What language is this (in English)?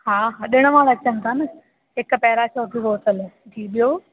Sindhi